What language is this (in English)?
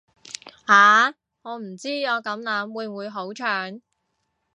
Cantonese